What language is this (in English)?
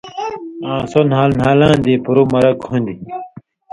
Indus Kohistani